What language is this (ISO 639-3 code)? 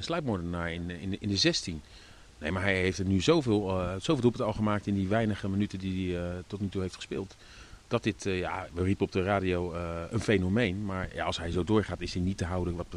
nld